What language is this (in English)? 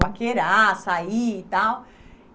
Portuguese